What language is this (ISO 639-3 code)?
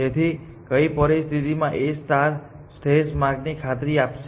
guj